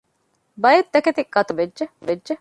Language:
Divehi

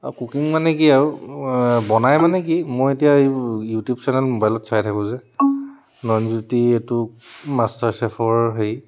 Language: Assamese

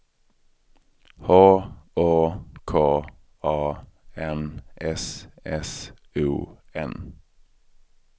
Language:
Swedish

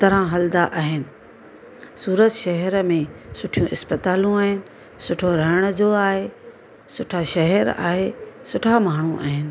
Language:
Sindhi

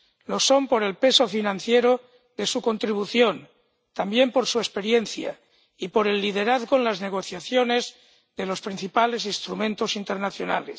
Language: Spanish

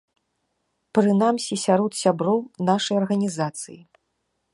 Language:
Belarusian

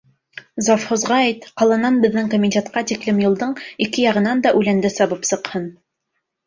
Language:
Bashkir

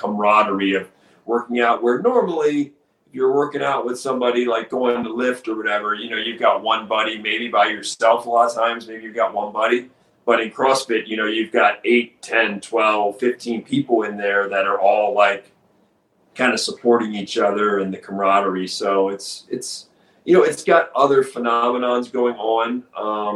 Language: English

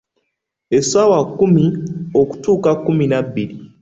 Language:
Ganda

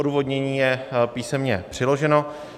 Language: Czech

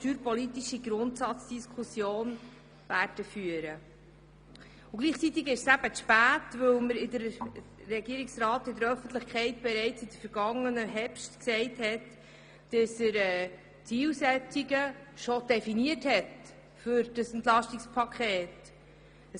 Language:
Swiss German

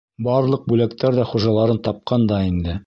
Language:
Bashkir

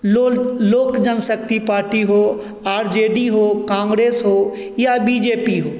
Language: Hindi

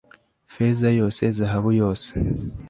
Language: Kinyarwanda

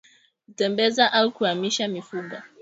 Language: Swahili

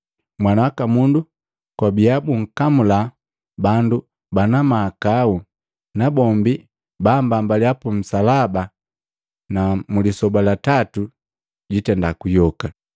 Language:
Matengo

